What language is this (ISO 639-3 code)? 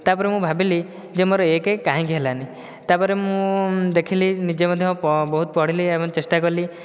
ori